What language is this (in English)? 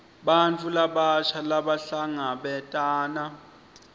Swati